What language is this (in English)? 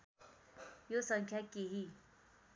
Nepali